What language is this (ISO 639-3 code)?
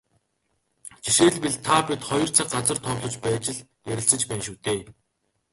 mon